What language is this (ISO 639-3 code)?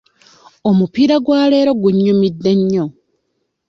lug